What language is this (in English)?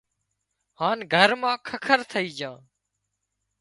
Wadiyara Koli